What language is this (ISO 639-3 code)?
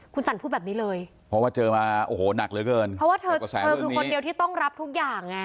tha